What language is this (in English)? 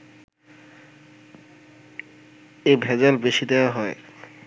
Bangla